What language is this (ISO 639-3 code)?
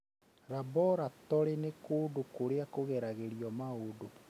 kik